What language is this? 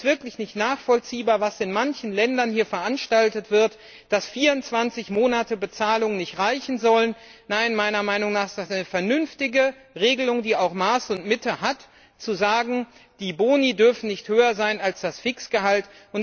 German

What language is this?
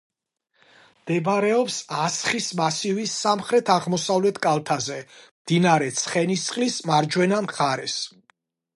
Georgian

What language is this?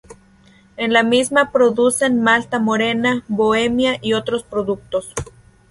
Spanish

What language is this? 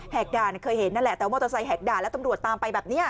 Thai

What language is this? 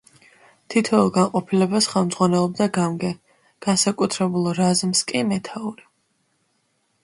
Georgian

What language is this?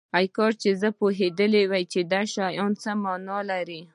Pashto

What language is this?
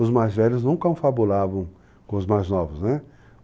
Portuguese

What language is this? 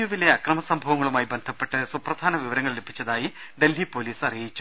Malayalam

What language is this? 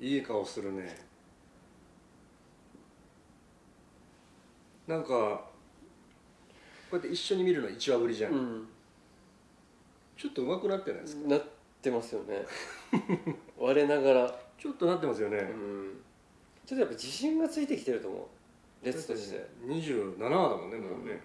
Japanese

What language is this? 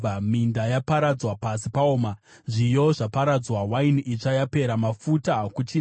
Shona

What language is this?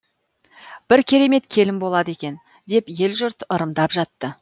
Kazakh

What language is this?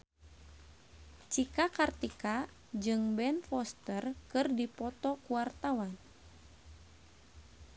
Sundanese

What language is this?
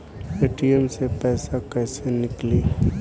Bhojpuri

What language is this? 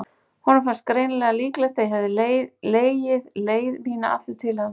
Icelandic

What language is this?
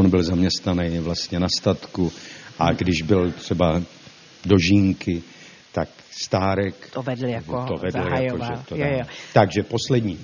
Czech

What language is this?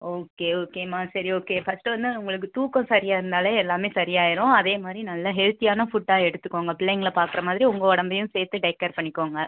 Tamil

